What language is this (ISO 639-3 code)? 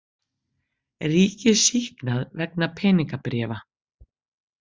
isl